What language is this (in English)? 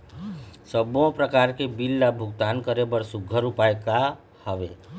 Chhattisgarhi